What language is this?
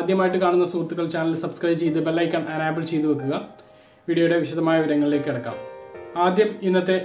Turkish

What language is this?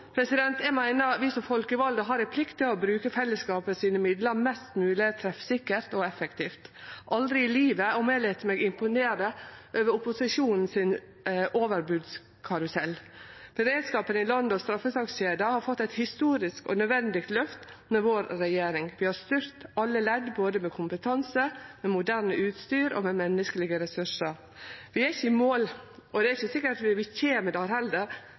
Norwegian Nynorsk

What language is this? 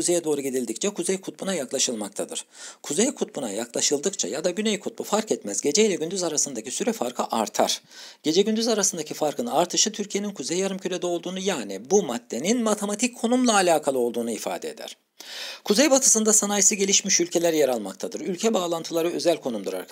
Turkish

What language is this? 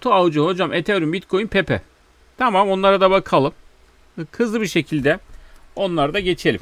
Turkish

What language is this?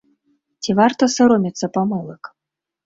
Belarusian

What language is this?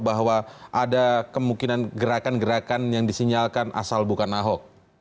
Indonesian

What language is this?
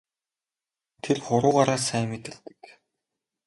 Mongolian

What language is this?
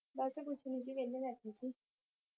Punjabi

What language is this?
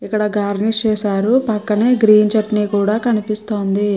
Telugu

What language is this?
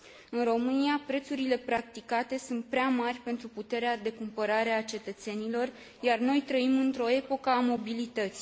Romanian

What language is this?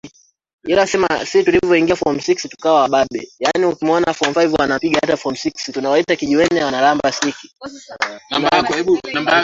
Swahili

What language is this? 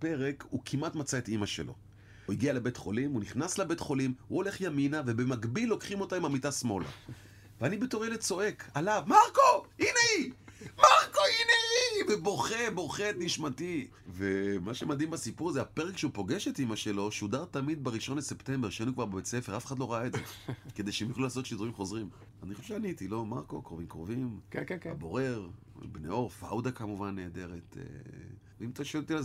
Hebrew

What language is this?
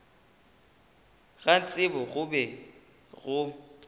Northern Sotho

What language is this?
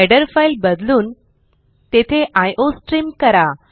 Marathi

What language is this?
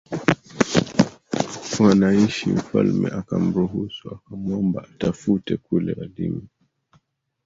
Swahili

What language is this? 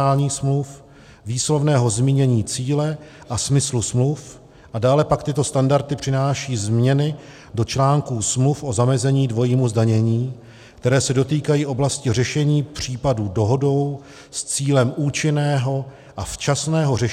Czech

